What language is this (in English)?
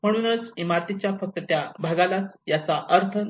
Marathi